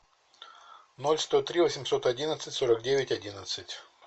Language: Russian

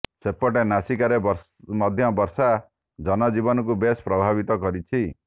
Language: Odia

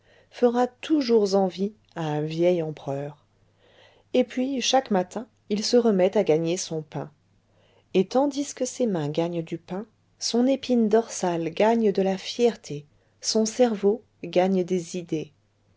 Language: French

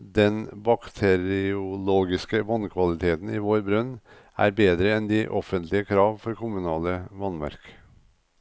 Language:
Norwegian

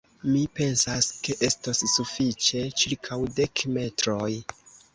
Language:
Esperanto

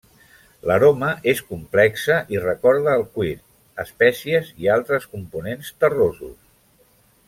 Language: Catalan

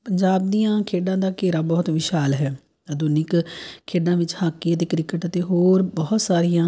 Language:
Punjabi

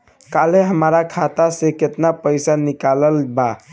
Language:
Bhojpuri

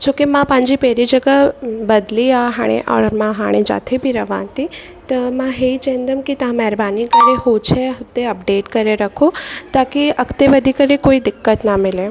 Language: Sindhi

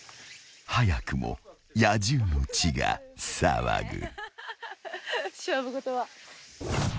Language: Japanese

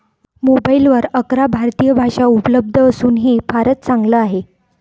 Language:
Marathi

